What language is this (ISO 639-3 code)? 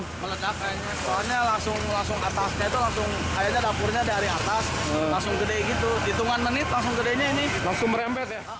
ind